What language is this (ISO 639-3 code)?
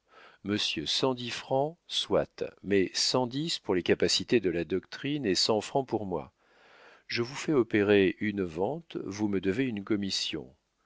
fra